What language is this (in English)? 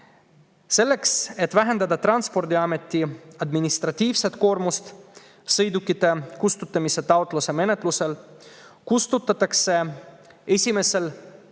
Estonian